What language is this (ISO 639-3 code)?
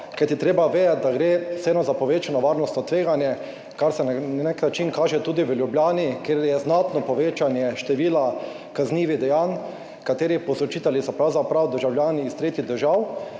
slv